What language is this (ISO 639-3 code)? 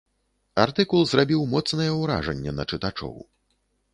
bel